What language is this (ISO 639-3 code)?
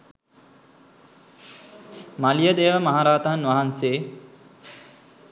sin